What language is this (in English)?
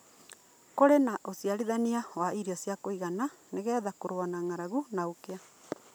Kikuyu